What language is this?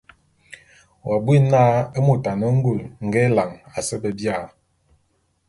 Bulu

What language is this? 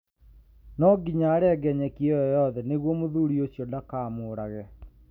Kikuyu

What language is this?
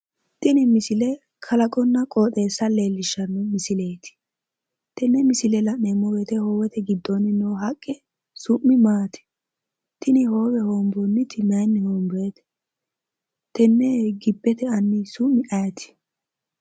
Sidamo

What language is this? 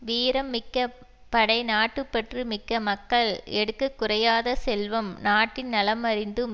Tamil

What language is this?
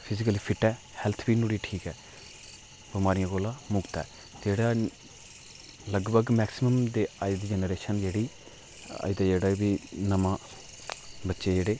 Dogri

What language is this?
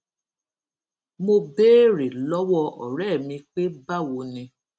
Yoruba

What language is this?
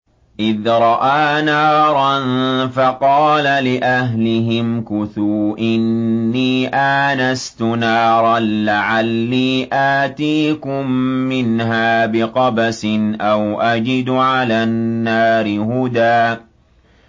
Arabic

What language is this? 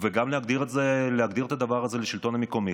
Hebrew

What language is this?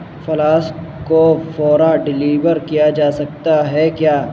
Urdu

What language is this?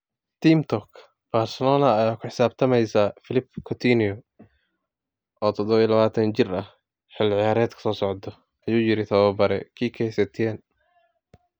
Somali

